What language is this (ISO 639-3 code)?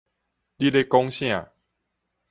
nan